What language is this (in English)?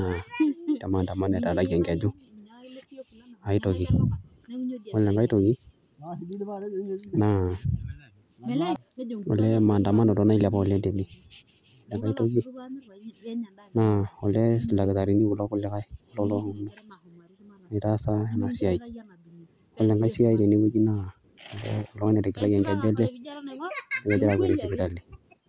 Masai